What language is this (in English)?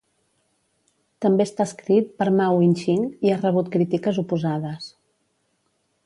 Catalan